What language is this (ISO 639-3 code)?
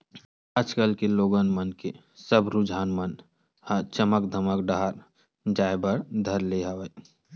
hne